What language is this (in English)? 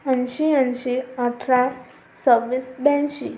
Marathi